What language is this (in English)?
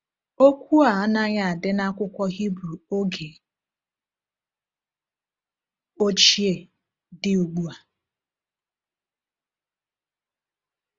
Igbo